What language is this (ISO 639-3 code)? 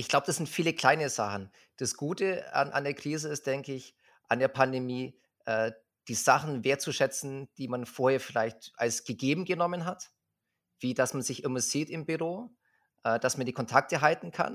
deu